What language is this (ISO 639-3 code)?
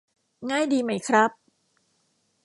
tha